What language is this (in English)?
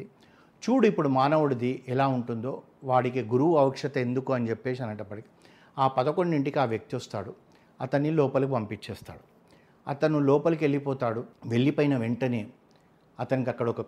Telugu